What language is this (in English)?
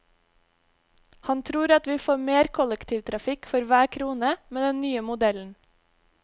Norwegian